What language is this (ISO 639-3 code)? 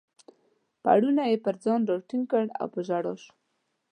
pus